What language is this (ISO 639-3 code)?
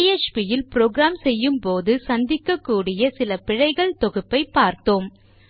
tam